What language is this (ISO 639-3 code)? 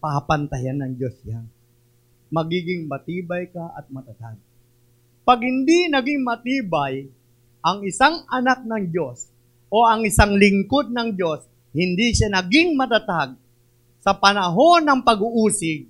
fil